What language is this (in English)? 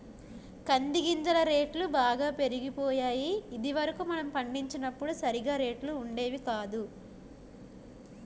Telugu